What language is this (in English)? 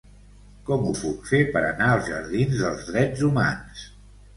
Catalan